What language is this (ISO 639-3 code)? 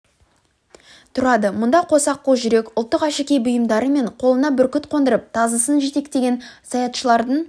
kaz